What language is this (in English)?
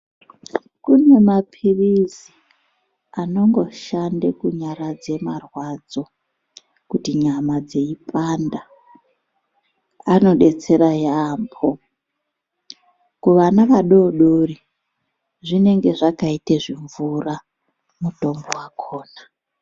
Ndau